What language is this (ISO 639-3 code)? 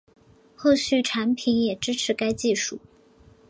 zho